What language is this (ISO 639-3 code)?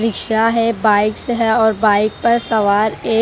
hin